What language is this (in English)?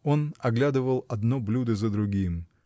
Russian